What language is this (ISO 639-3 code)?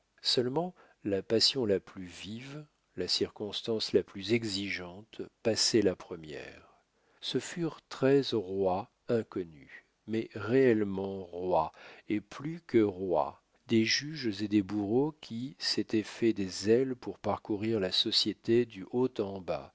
fra